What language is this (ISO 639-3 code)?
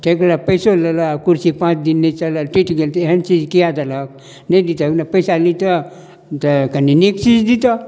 mai